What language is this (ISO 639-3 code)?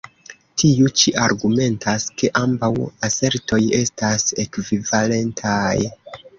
epo